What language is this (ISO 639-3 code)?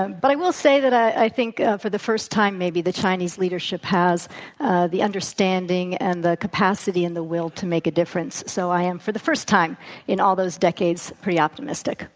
eng